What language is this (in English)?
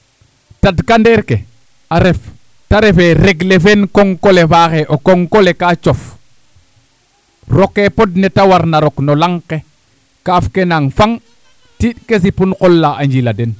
Serer